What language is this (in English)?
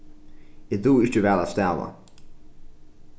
Faroese